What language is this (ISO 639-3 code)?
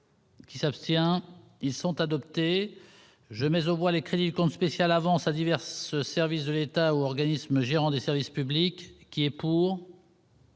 fra